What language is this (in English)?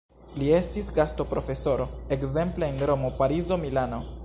Esperanto